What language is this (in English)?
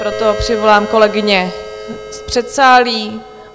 Czech